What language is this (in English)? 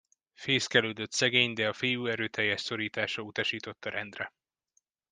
Hungarian